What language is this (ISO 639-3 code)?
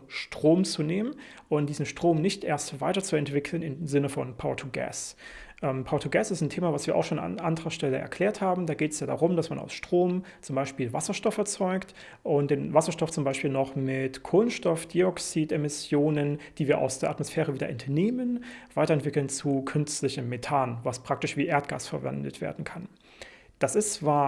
deu